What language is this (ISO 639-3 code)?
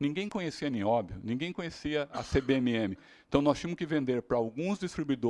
por